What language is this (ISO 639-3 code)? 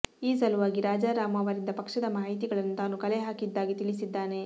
kan